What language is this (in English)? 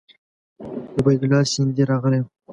Pashto